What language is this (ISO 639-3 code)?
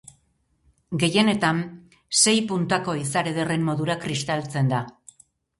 eus